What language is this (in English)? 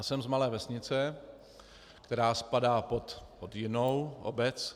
Czech